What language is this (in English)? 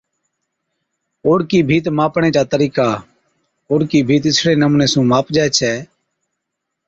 Od